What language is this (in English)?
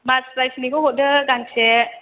Bodo